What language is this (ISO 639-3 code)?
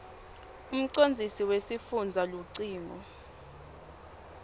ssw